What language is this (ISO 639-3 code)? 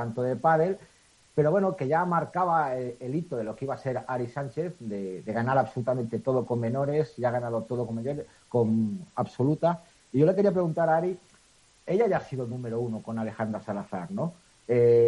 spa